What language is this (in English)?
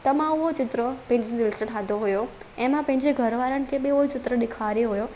Sindhi